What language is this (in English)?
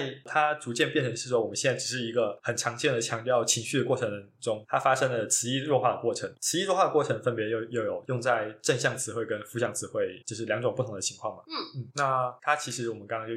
Chinese